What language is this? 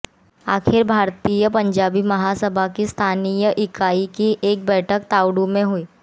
Hindi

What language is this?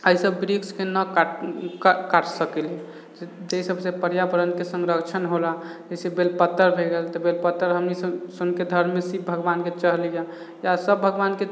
Maithili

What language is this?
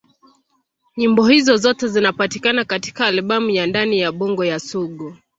Swahili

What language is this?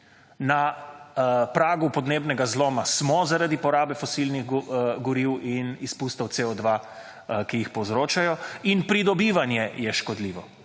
Slovenian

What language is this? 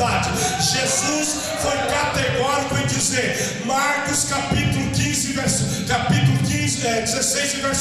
Portuguese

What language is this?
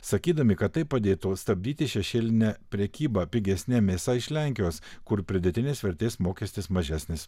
Lithuanian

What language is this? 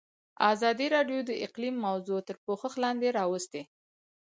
Pashto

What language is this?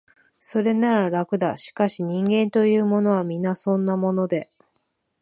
Japanese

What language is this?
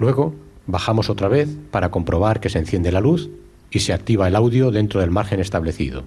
Spanish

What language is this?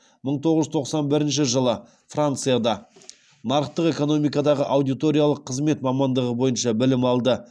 Kazakh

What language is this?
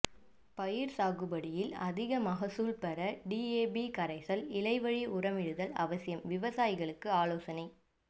Tamil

